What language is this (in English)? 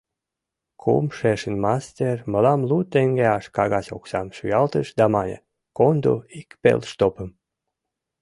Mari